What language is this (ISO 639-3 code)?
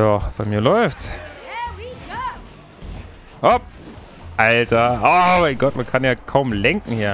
deu